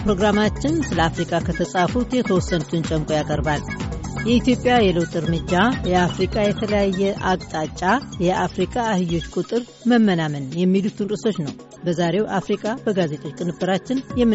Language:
Amharic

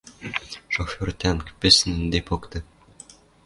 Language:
Western Mari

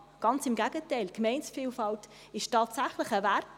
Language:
Swiss German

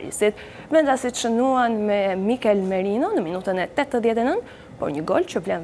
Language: Romanian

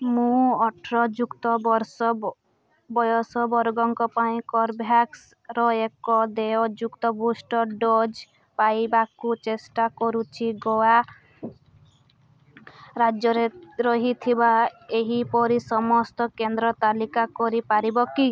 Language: Odia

